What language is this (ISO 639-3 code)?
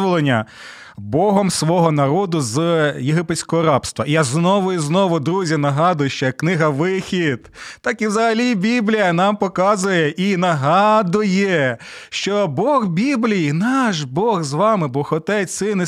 ukr